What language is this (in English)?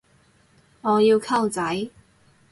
Cantonese